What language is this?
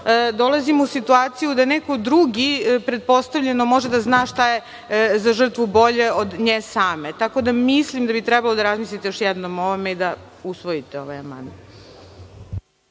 Serbian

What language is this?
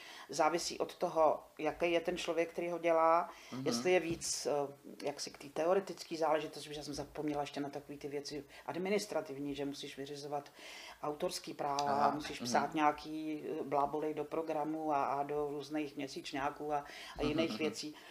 Czech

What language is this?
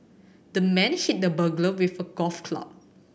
English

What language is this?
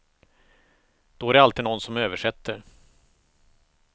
Swedish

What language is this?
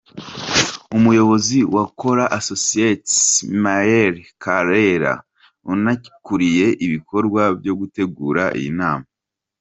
Kinyarwanda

